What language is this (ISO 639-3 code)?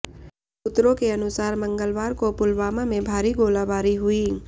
hin